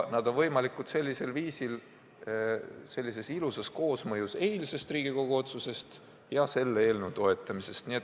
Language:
Estonian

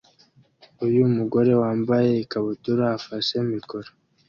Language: Kinyarwanda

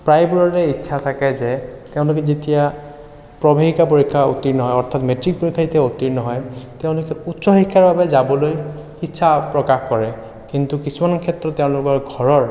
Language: Assamese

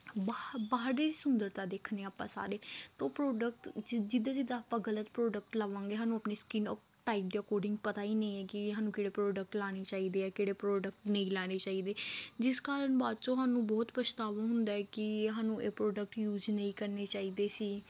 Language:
Punjabi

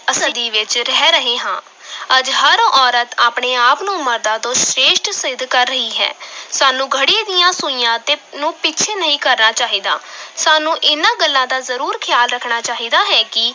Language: Punjabi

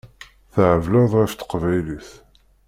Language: Kabyle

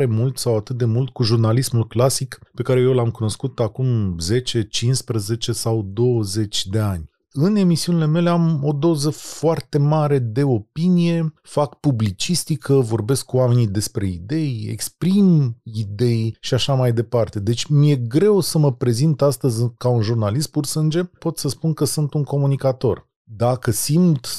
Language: Romanian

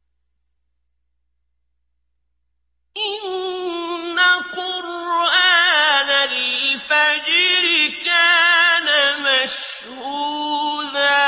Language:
Arabic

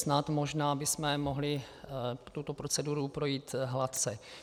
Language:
Czech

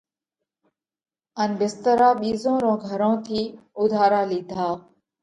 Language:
Parkari Koli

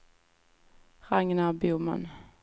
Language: Swedish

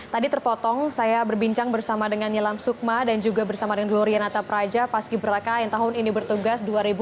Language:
Indonesian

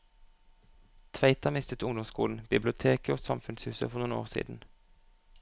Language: Norwegian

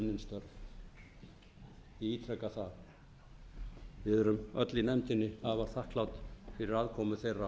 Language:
Icelandic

